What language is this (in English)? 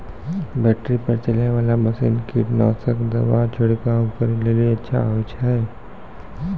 Maithili